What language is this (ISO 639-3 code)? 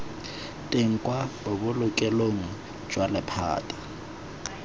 tsn